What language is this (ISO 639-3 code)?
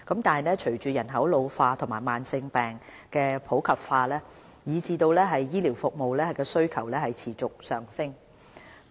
yue